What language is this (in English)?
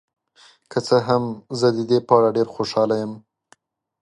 Pashto